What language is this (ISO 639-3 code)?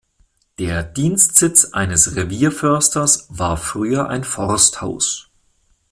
deu